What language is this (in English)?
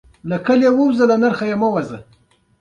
Pashto